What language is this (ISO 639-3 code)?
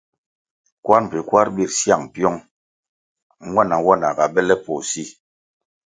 nmg